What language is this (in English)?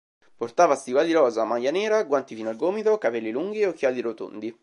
Italian